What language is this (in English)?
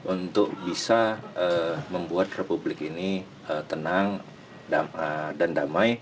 Indonesian